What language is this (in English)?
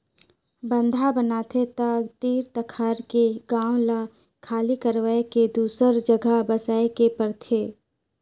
Chhattisgarhi